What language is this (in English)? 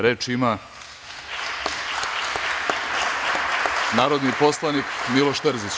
Serbian